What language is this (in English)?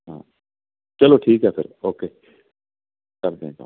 Punjabi